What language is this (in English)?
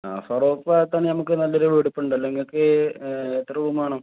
Malayalam